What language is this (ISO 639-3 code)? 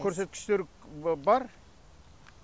kaz